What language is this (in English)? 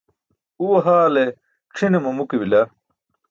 Burushaski